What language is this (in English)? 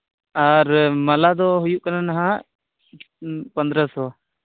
Santali